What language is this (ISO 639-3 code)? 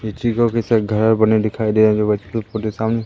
hin